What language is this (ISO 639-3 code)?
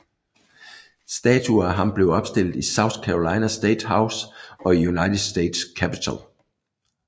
dan